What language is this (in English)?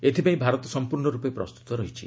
Odia